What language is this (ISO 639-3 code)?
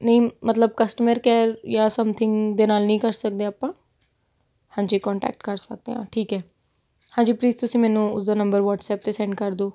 pan